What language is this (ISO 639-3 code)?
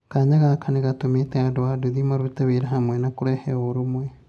kik